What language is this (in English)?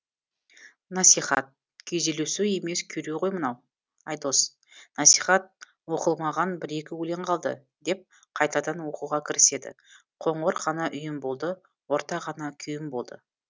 Kazakh